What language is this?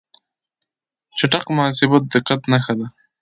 Pashto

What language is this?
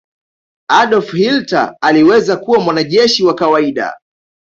Swahili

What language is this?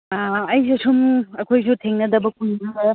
Manipuri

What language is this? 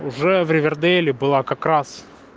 Russian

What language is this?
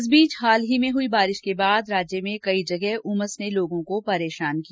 Hindi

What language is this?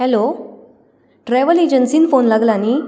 Konkani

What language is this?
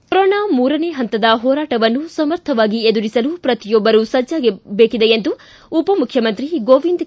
Kannada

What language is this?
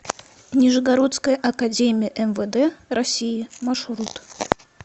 Russian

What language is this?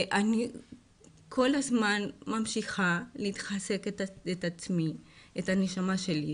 Hebrew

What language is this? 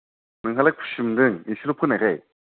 Bodo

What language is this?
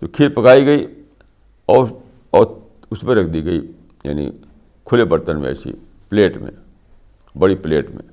Urdu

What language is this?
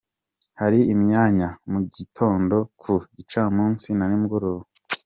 Kinyarwanda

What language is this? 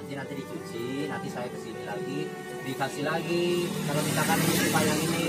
Indonesian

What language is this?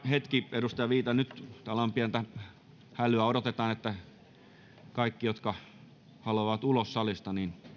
Finnish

